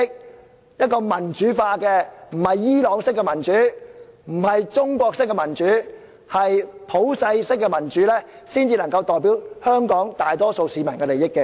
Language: Cantonese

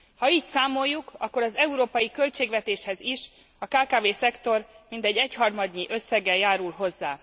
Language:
Hungarian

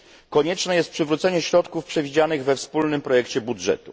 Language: Polish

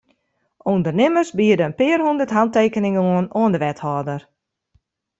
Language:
Western Frisian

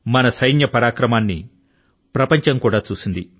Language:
Telugu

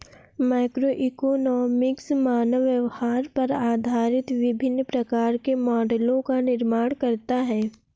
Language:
Hindi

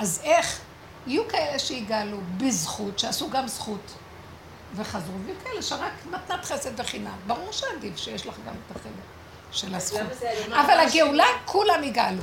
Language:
Hebrew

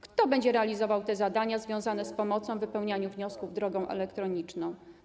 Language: Polish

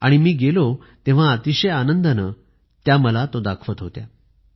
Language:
Marathi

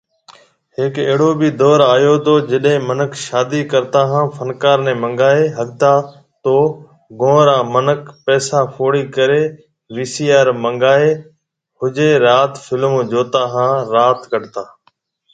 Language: Marwari (Pakistan)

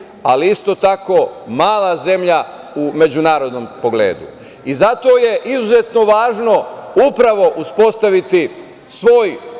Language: Serbian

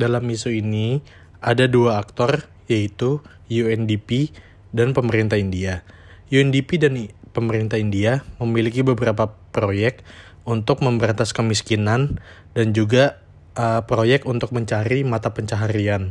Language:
Indonesian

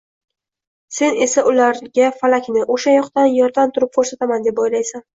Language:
Uzbek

